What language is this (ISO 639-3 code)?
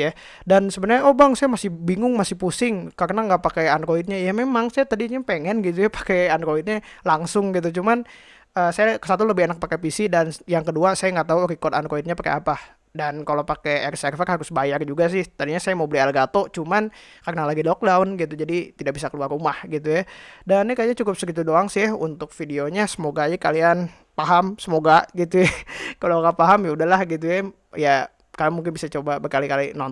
ind